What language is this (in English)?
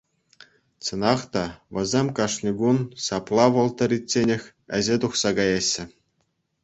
Chuvash